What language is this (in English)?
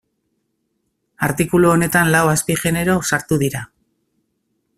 Basque